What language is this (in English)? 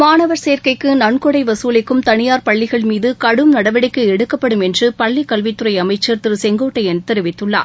Tamil